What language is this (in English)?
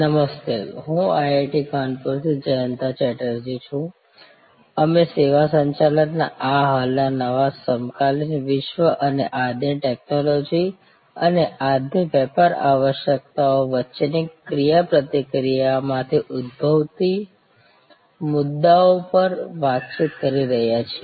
Gujarati